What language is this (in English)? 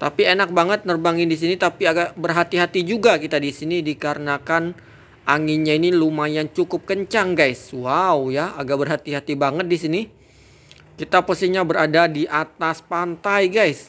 Indonesian